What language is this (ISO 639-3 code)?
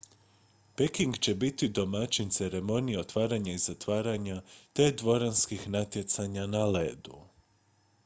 hrv